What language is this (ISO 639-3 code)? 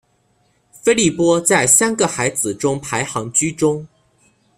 zho